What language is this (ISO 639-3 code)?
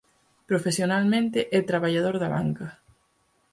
glg